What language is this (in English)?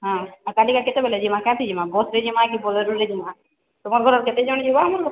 Odia